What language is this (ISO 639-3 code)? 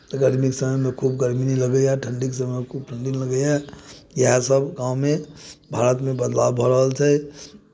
mai